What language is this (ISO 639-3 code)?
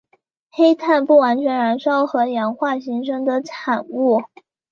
zho